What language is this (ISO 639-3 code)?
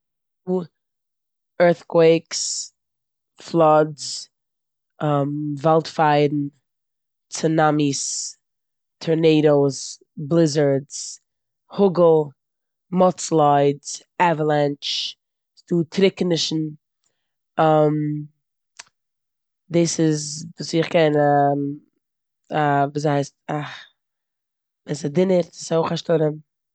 yid